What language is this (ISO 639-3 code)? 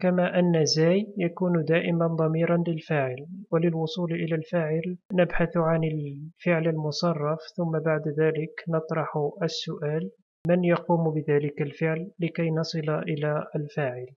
ara